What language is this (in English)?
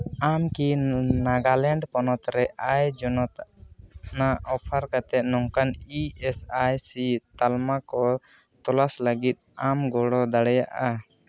Santali